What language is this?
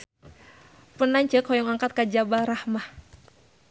Sundanese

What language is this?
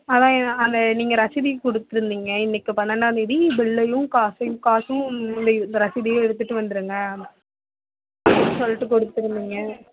Tamil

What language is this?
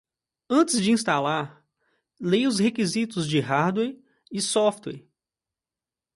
Portuguese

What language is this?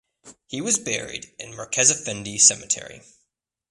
English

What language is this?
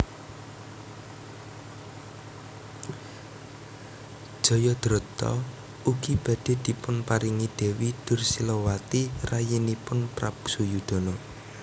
Javanese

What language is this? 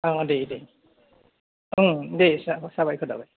Bodo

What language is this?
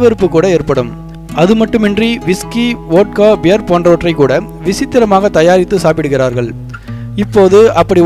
Turkish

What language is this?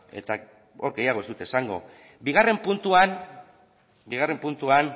Basque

